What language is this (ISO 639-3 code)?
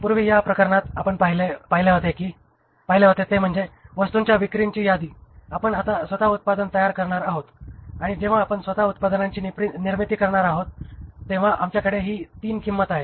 mar